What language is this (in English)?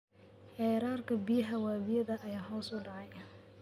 Somali